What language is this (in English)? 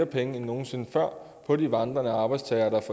Danish